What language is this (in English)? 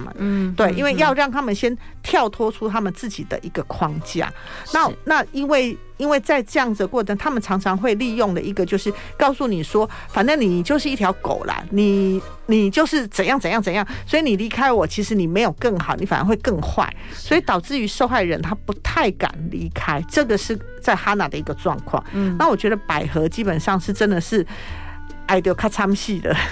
Chinese